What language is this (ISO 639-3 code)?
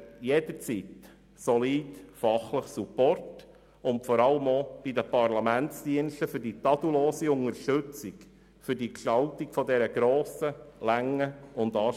gsw